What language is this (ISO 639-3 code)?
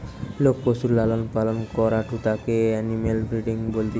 ben